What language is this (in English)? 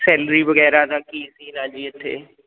Punjabi